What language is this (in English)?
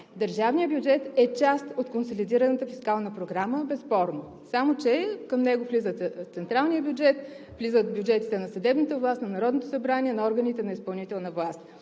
Bulgarian